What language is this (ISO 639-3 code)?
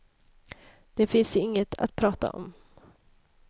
swe